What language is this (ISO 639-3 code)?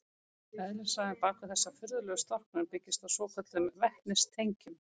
isl